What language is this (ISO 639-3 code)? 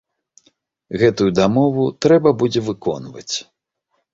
bel